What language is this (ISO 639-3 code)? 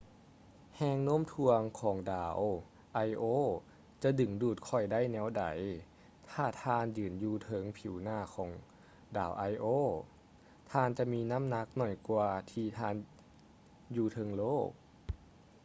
lao